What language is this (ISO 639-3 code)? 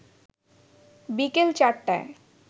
ben